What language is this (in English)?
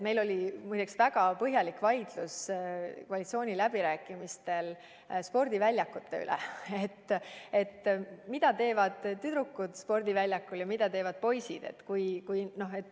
Estonian